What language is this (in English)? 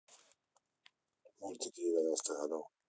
Russian